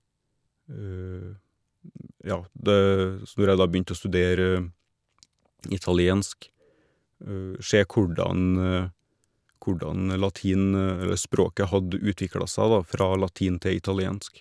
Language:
Norwegian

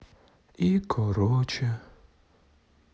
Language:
Russian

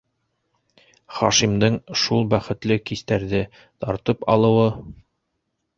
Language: Bashkir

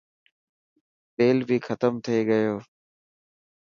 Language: Dhatki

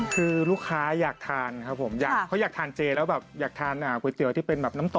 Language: Thai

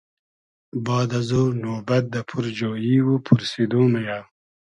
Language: Hazaragi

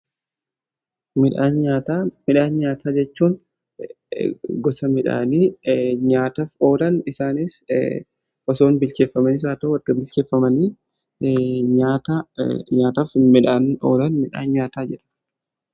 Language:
Oromo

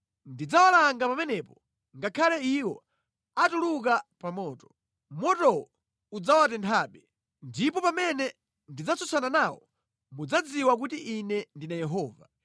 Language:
Nyanja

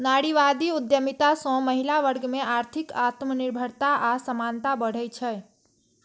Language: Maithili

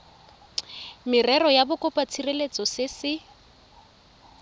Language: Tswana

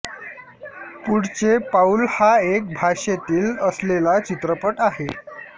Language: Marathi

